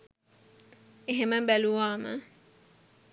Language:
Sinhala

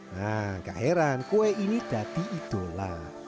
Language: Indonesian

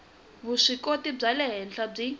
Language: Tsonga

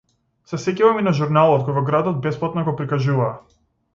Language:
Macedonian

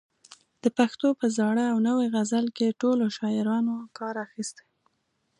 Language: Pashto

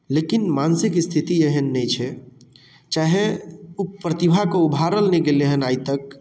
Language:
Maithili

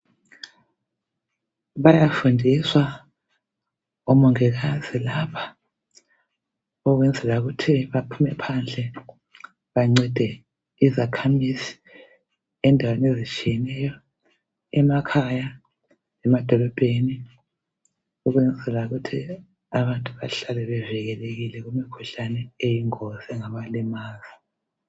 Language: North Ndebele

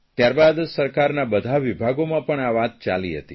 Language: Gujarati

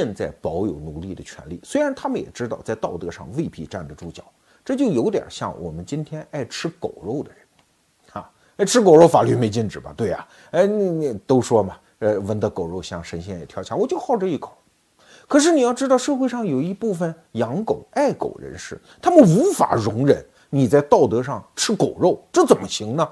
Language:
Chinese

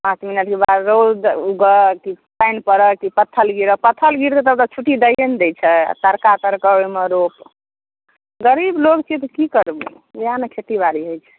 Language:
Maithili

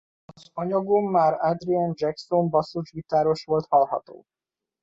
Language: Hungarian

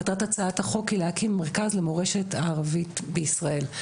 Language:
Hebrew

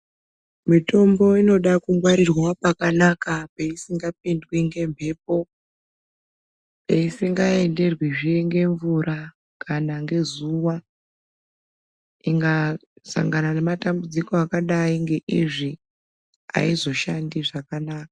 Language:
Ndau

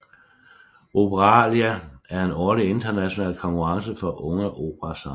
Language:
Danish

